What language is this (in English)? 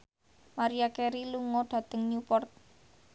Javanese